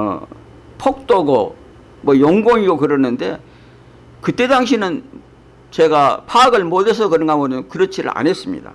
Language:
Korean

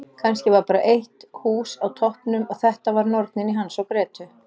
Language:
Icelandic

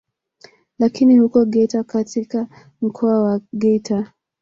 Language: Swahili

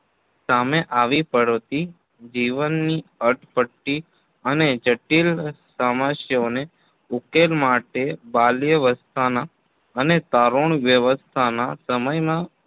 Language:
Gujarati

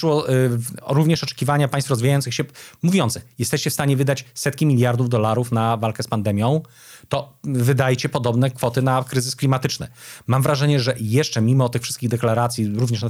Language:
Polish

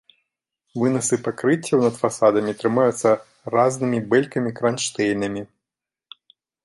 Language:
Belarusian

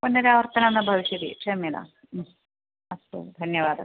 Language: Sanskrit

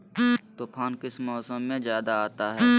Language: Magahi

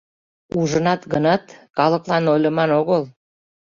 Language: Mari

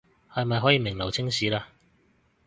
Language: Cantonese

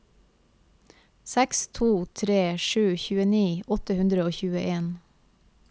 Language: Norwegian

